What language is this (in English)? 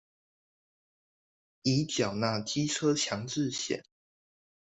Chinese